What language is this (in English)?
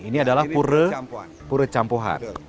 Indonesian